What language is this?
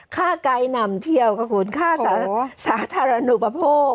Thai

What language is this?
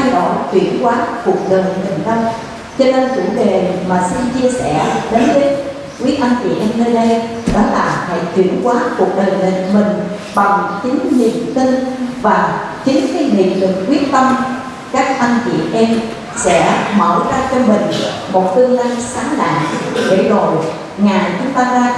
Vietnamese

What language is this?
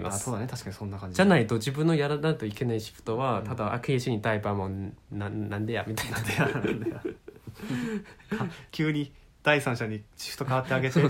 Japanese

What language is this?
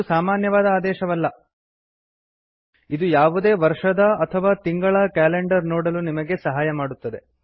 Kannada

